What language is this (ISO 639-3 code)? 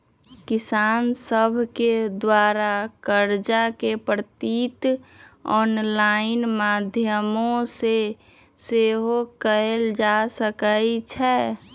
mag